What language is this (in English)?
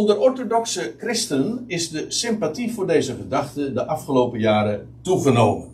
Dutch